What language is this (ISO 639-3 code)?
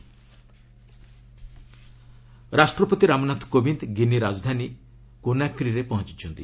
ori